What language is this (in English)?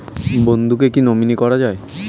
Bangla